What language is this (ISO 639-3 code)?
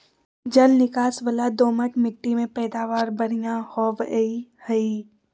mag